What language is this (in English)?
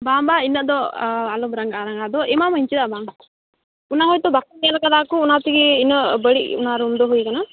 Santali